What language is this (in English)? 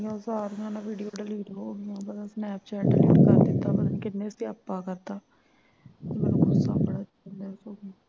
Punjabi